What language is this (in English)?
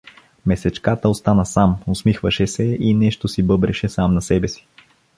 Bulgarian